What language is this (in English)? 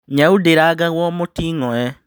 Kikuyu